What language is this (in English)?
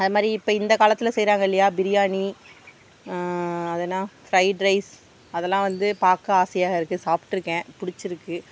Tamil